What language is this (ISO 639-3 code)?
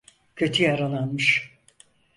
tur